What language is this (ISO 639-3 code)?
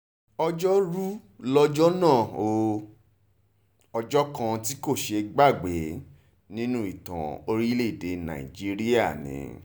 yor